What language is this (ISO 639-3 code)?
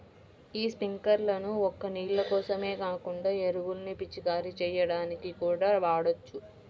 tel